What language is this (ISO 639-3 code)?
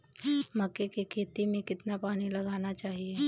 hin